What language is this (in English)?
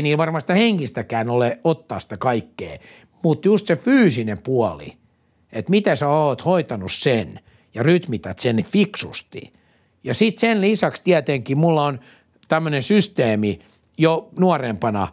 Finnish